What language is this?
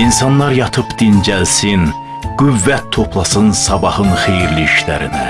Turkish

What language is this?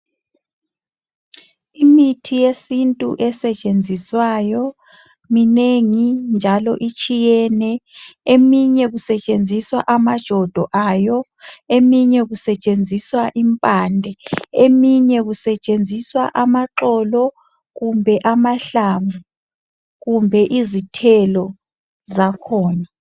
North Ndebele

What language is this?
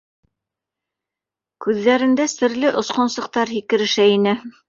Bashkir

